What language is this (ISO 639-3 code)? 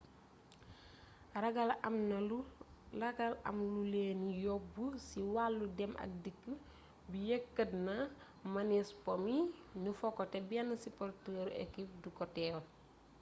wol